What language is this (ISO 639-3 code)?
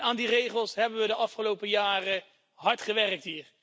nld